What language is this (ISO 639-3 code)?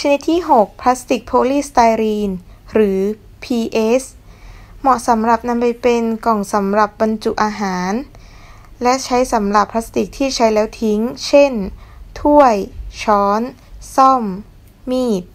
tha